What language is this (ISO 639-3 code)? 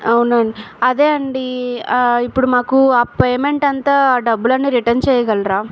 tel